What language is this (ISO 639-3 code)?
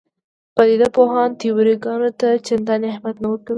pus